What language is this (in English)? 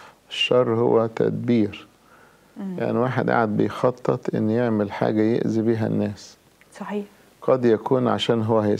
Arabic